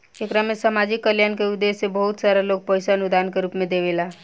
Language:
Bhojpuri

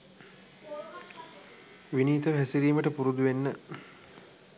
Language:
Sinhala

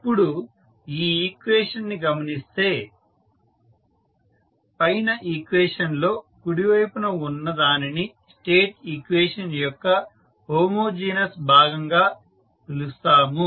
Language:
Telugu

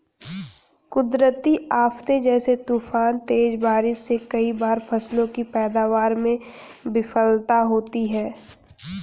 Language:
Hindi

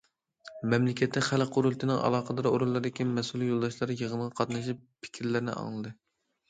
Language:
Uyghur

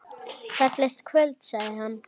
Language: Icelandic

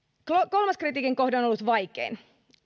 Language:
Finnish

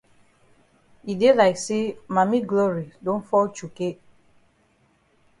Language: Cameroon Pidgin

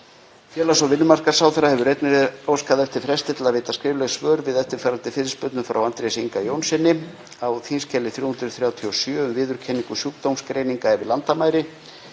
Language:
Icelandic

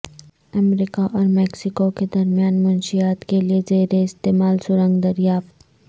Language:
Urdu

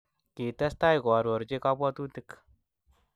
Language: Kalenjin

